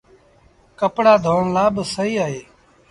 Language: Sindhi Bhil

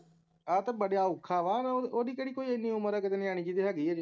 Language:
Punjabi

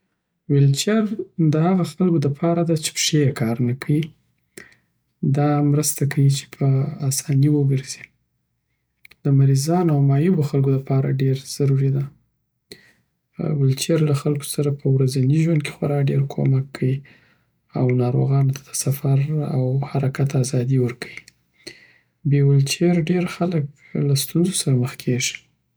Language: Southern Pashto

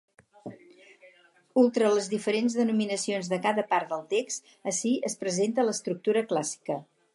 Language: Catalan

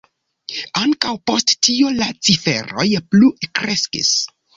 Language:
Esperanto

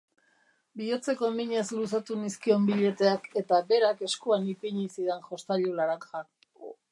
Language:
Basque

